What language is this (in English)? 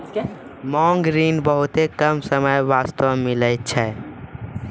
Maithili